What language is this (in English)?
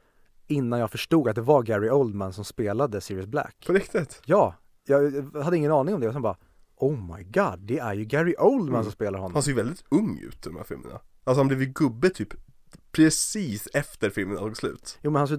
Swedish